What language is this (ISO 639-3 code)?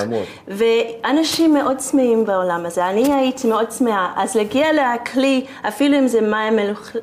heb